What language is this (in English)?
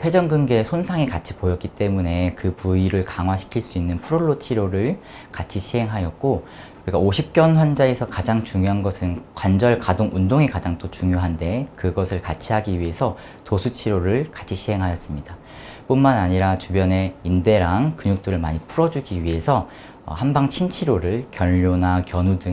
Korean